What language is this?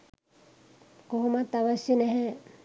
Sinhala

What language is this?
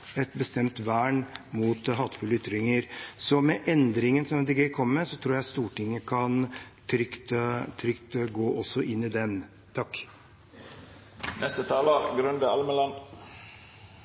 Norwegian Bokmål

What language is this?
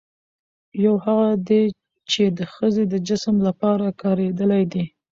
Pashto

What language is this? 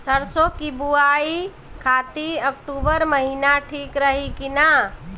Bhojpuri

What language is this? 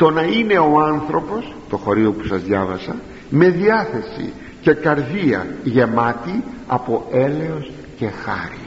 Greek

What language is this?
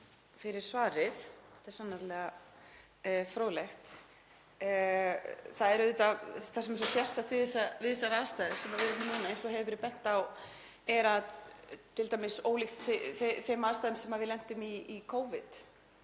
Icelandic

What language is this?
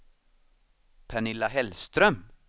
Swedish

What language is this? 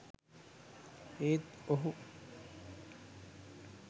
Sinhala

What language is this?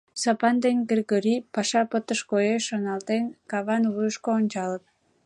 Mari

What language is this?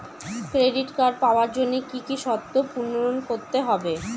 Bangla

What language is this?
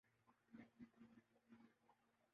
Urdu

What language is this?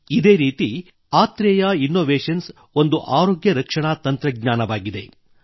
Kannada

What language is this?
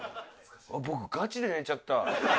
Japanese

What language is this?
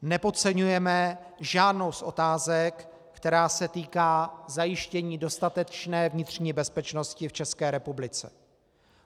Czech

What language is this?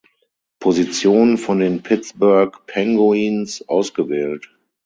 German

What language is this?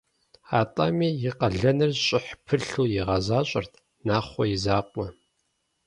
Kabardian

